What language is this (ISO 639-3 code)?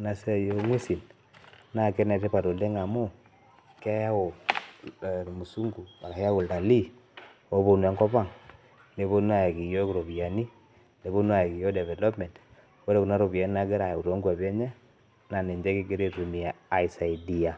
mas